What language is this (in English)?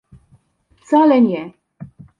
Polish